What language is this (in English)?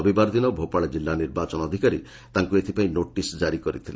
Odia